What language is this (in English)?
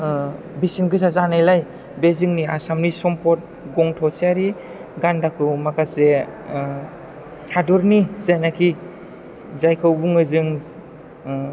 Bodo